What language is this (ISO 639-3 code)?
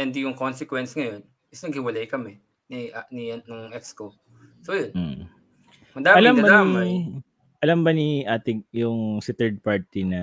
fil